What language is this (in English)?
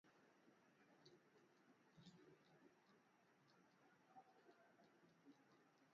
Swahili